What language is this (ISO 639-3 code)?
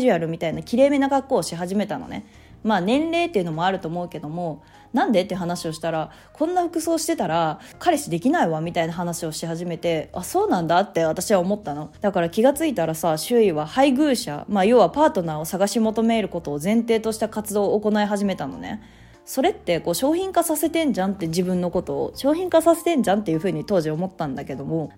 jpn